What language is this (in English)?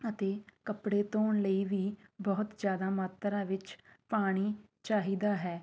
Punjabi